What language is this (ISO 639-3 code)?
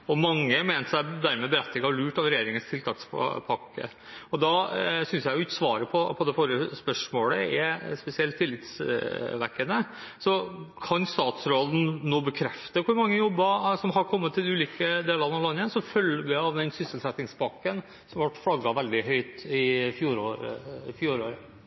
nob